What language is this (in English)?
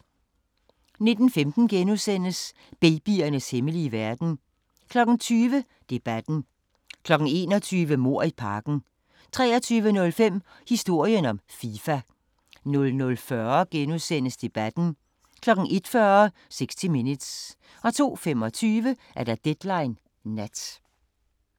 Danish